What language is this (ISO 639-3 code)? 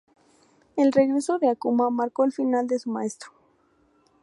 spa